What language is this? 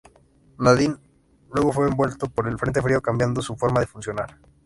Spanish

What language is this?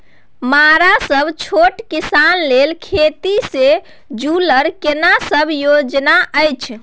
Maithili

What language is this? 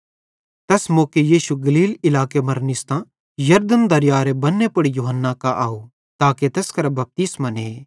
Bhadrawahi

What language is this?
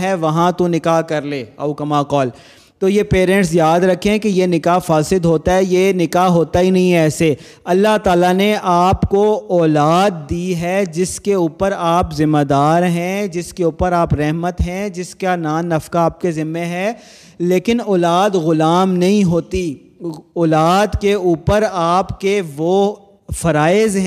Urdu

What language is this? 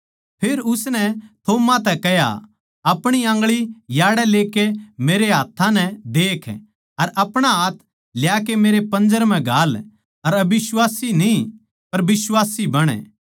Haryanvi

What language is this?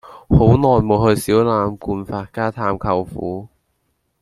Cantonese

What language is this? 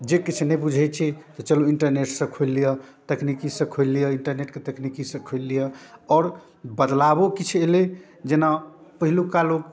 Maithili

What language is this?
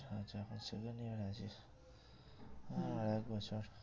Bangla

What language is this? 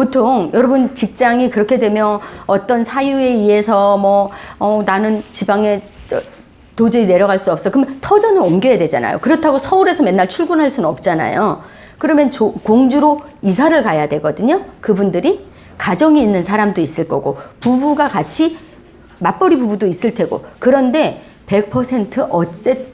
Korean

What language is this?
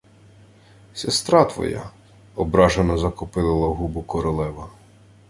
Ukrainian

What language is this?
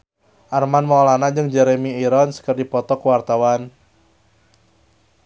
Sundanese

